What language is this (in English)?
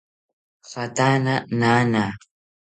South Ucayali Ashéninka